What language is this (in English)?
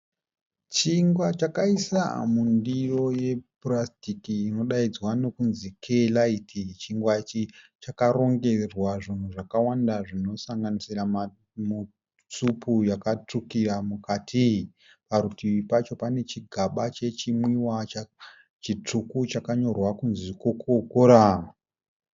Shona